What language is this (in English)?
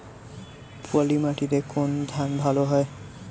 Bangla